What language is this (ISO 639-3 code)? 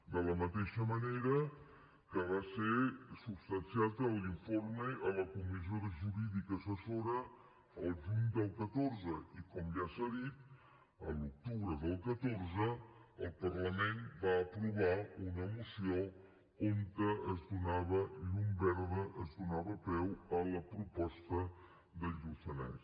cat